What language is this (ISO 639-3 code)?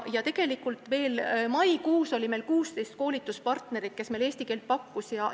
est